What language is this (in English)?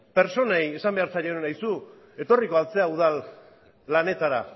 Basque